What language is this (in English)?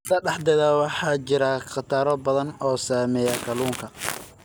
Somali